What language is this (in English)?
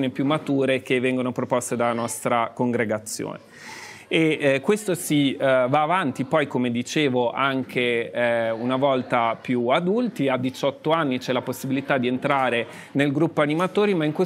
Italian